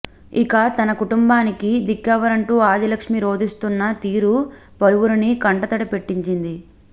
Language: Telugu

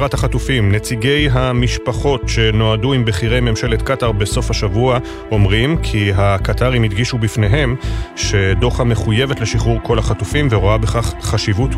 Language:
Hebrew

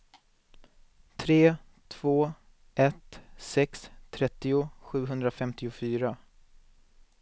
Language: Swedish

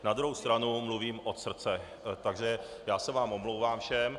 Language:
Czech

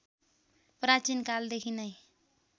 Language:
Nepali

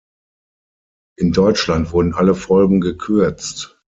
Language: German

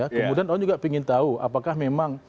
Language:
Indonesian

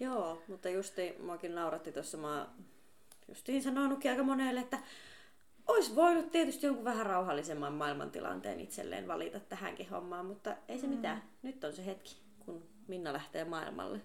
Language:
Finnish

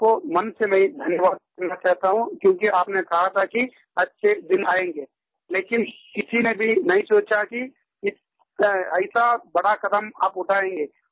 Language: Hindi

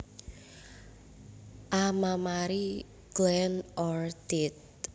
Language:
Javanese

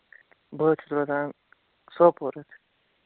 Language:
Kashmiri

